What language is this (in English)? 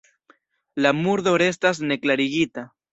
Esperanto